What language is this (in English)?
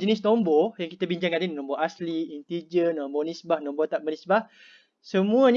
Malay